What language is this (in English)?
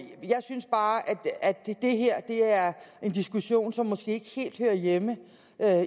Danish